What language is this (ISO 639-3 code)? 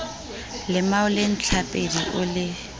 sot